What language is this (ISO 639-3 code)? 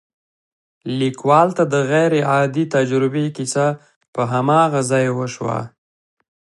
pus